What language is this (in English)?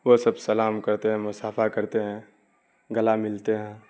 Urdu